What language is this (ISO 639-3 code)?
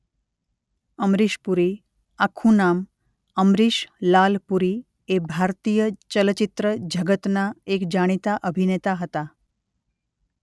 guj